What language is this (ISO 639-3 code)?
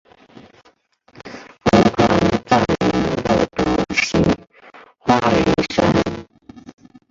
zho